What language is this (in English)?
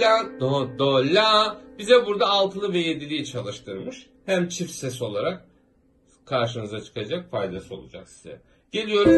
Turkish